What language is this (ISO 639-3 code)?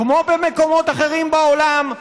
heb